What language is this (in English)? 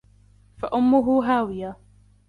Arabic